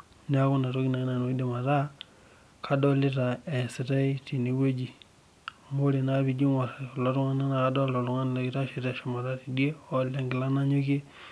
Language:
Masai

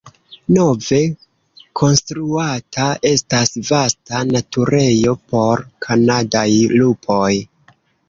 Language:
Esperanto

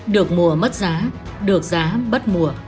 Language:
Vietnamese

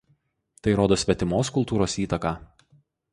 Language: Lithuanian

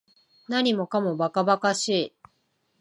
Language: Japanese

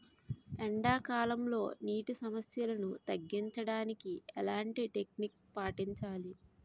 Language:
Telugu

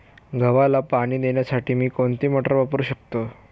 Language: Marathi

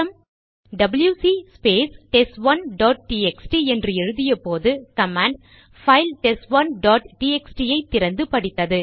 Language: Tamil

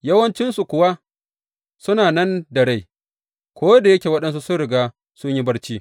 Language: Hausa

